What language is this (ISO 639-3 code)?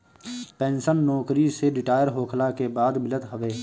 bho